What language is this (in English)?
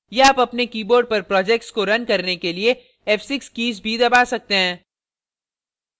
Hindi